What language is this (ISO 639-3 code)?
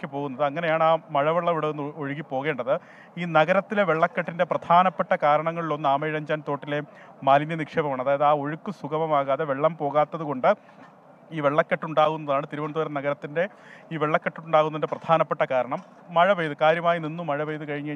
mal